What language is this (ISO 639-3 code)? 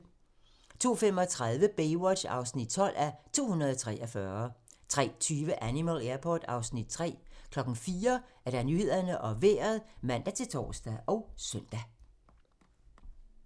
dan